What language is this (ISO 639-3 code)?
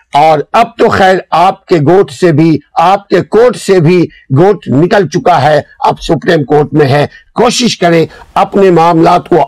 urd